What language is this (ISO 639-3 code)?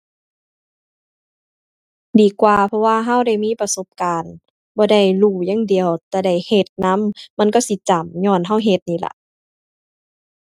tha